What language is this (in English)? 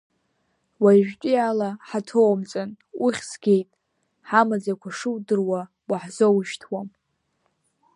Abkhazian